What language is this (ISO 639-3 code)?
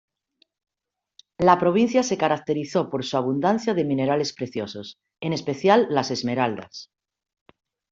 spa